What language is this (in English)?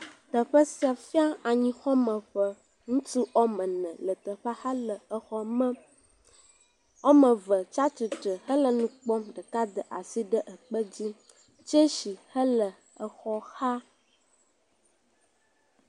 Ewe